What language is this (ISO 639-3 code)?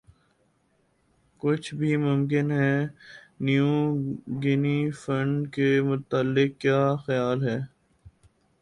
urd